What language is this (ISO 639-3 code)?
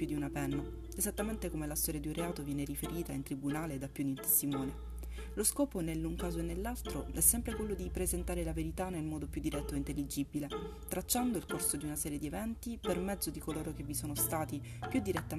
ita